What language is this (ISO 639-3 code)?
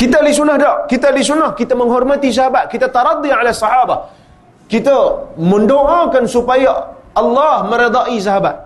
msa